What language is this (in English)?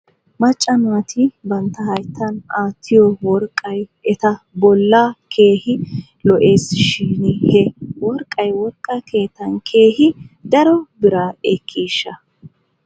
Wolaytta